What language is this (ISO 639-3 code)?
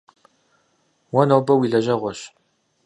kbd